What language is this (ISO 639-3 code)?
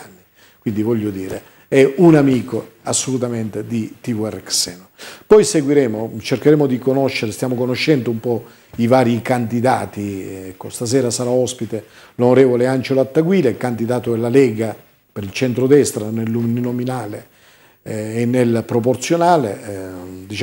ita